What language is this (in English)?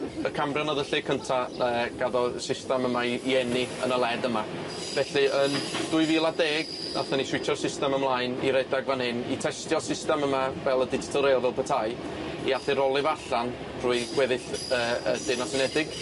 Welsh